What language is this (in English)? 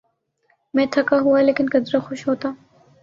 Urdu